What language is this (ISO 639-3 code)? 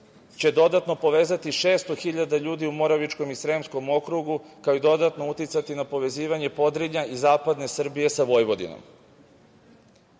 srp